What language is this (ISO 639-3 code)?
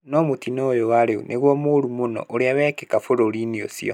kik